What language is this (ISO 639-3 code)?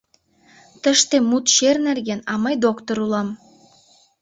chm